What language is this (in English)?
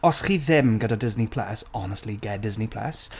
Welsh